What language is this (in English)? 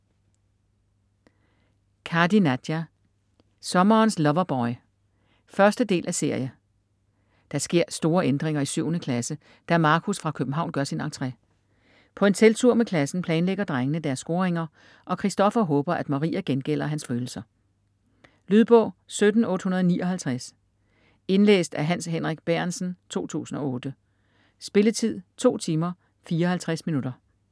Danish